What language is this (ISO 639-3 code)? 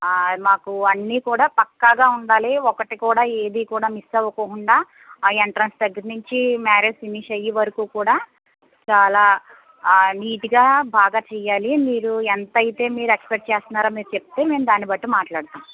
tel